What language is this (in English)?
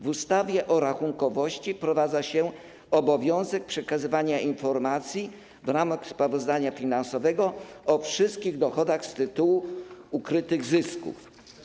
Polish